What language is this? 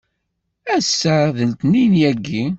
Kabyle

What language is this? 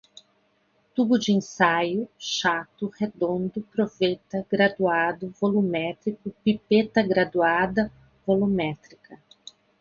Portuguese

